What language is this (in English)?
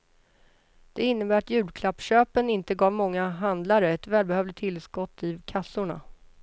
Swedish